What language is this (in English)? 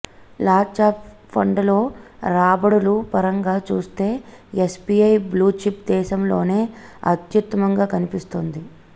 Telugu